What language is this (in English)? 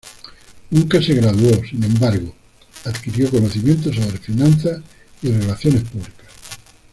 Spanish